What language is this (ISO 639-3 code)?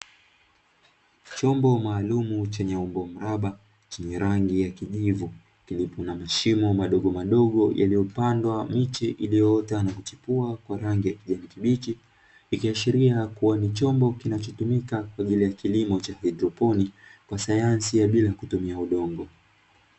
swa